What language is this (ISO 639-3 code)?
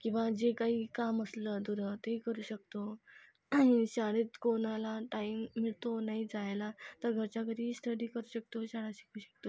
mar